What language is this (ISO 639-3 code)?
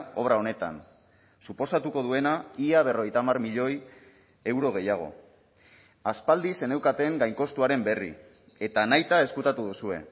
eus